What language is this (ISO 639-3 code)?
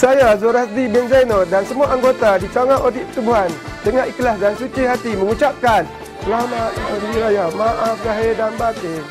msa